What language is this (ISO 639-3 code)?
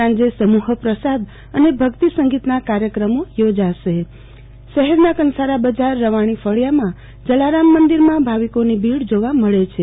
guj